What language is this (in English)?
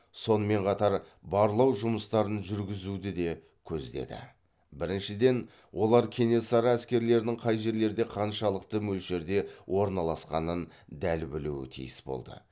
Kazakh